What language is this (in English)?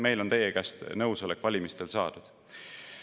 Estonian